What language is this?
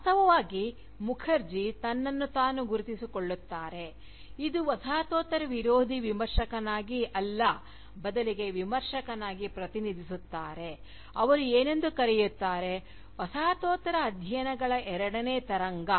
Kannada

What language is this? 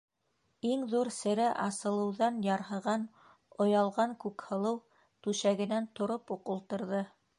Bashkir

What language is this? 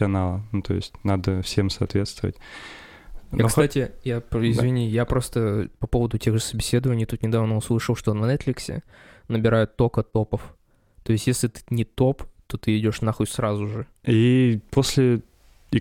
Russian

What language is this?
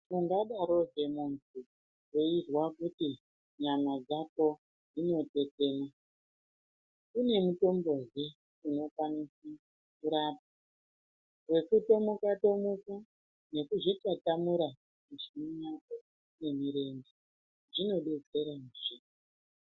Ndau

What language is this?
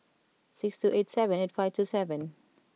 English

